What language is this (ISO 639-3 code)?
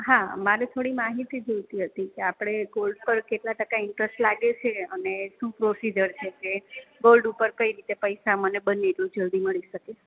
guj